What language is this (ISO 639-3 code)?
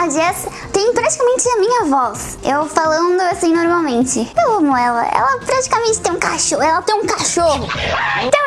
por